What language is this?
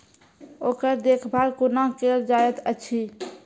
Maithili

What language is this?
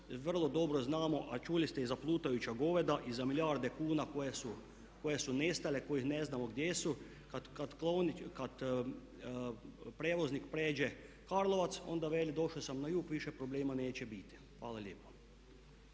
Croatian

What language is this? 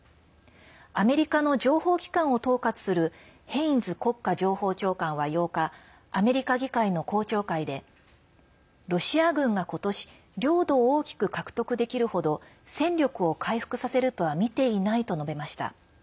Japanese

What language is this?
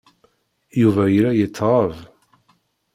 Kabyle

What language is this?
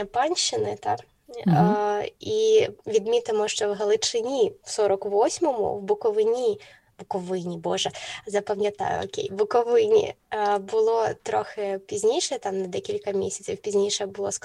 Ukrainian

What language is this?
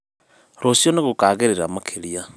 Kikuyu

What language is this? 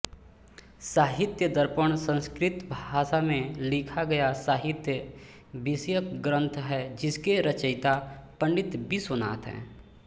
Hindi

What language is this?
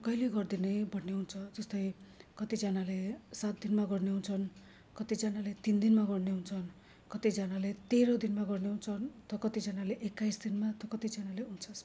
Nepali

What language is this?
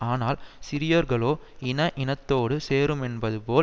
Tamil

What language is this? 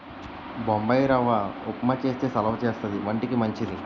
Telugu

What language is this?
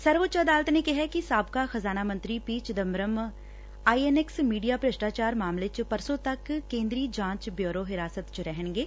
Punjabi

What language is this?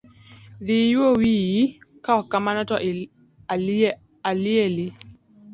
Luo (Kenya and Tanzania)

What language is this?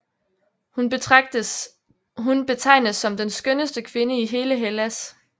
Danish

